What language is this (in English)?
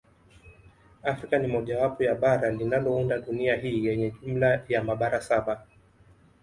Swahili